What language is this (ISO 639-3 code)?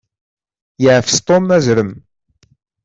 kab